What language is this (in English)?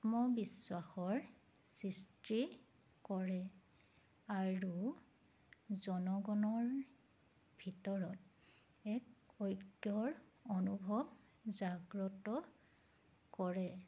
Assamese